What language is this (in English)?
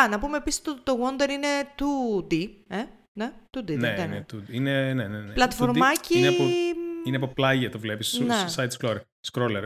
Greek